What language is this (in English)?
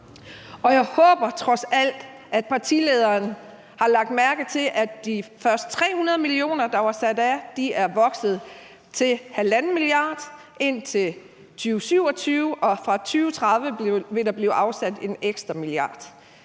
Danish